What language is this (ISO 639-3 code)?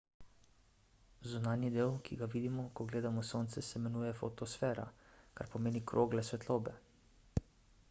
slv